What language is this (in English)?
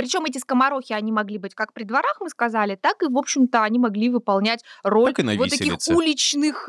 Russian